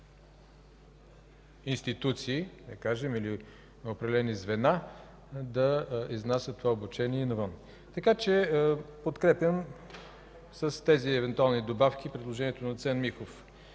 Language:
Bulgarian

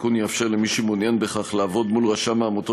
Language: Hebrew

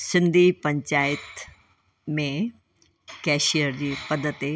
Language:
Sindhi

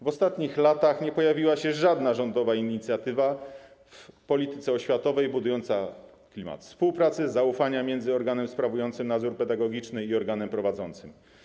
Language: Polish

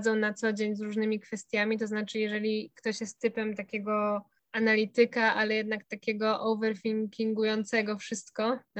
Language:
Polish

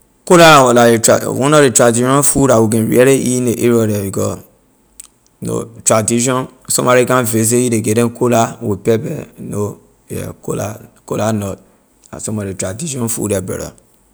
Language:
Liberian English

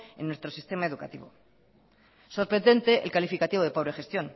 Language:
Spanish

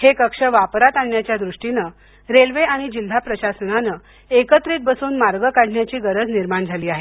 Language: Marathi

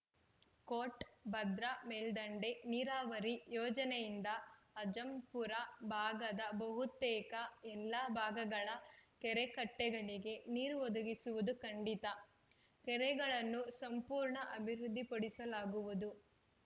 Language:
Kannada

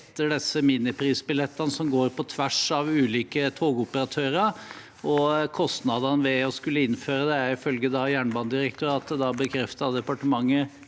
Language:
Norwegian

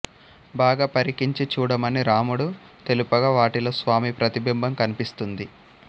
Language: Telugu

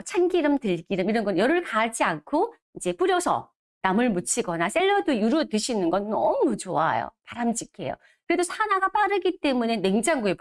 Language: Korean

